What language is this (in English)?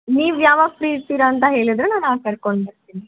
Kannada